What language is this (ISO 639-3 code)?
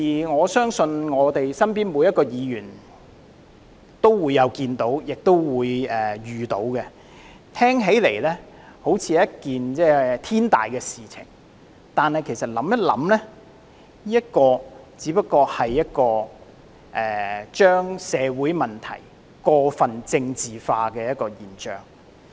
yue